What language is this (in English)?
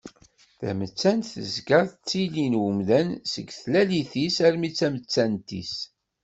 Kabyle